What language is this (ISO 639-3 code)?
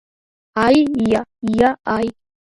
kat